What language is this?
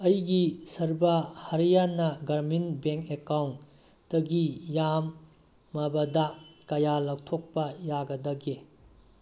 Manipuri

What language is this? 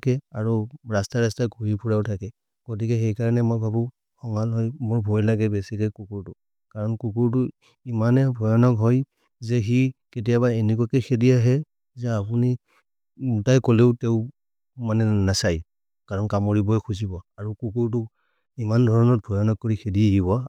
Maria (India)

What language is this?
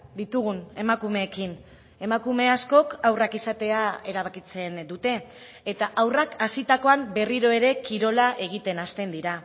Basque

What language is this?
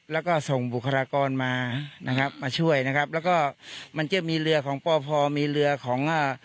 Thai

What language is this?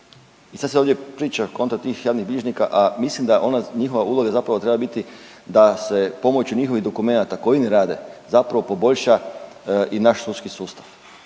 Croatian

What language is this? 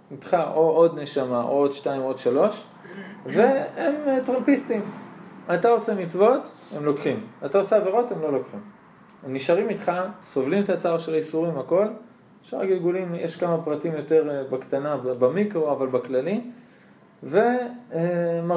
Hebrew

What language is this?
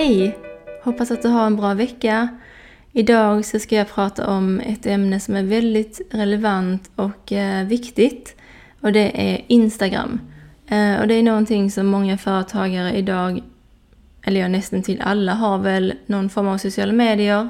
Swedish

